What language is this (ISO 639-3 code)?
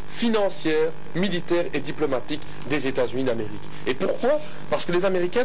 fra